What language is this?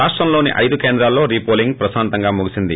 Telugu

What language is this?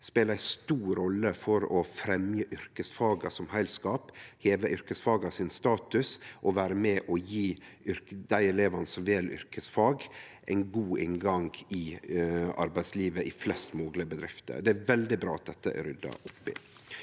Norwegian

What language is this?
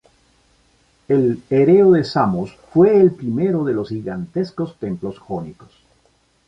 Spanish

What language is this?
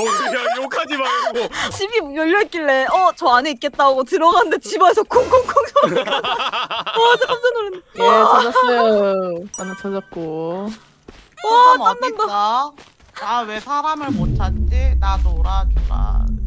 Korean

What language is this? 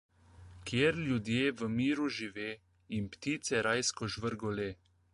Slovenian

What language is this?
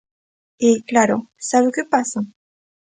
Galician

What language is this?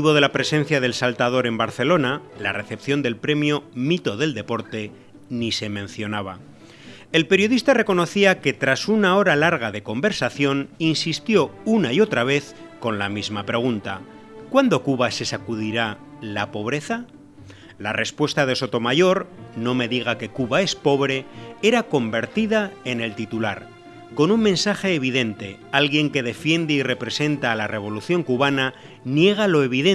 Spanish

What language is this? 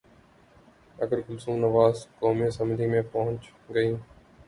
Urdu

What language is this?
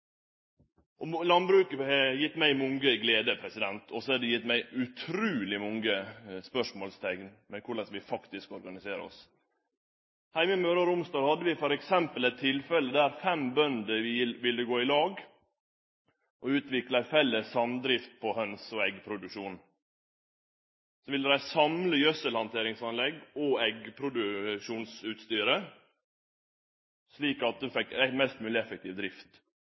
Norwegian Nynorsk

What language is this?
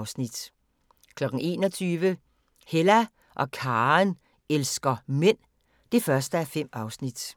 Danish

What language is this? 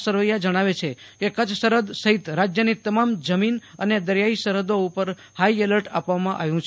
Gujarati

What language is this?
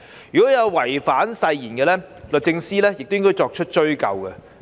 Cantonese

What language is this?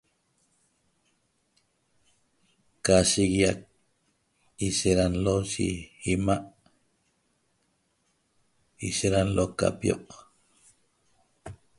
Toba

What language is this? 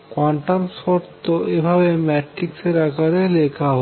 Bangla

